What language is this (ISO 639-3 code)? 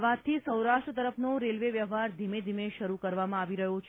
guj